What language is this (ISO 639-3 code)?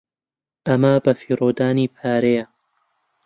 ckb